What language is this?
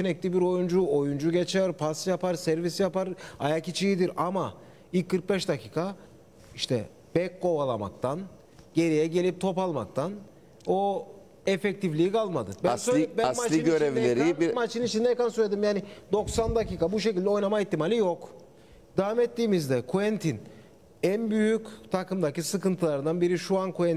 Turkish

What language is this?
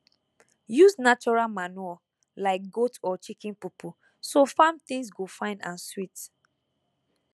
Nigerian Pidgin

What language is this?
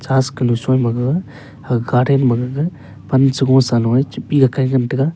Wancho Naga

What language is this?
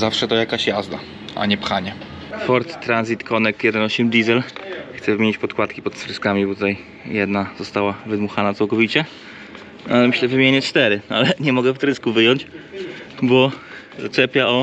Polish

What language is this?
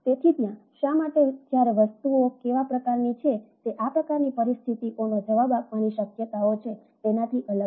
Gujarati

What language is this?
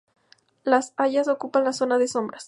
Spanish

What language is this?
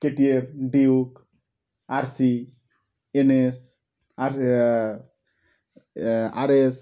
Bangla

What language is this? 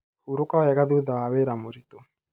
Kikuyu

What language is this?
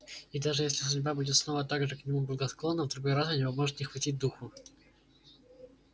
Russian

